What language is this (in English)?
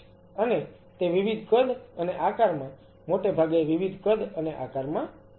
Gujarati